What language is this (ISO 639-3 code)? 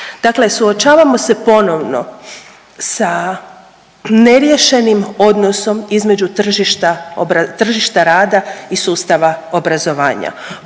hrv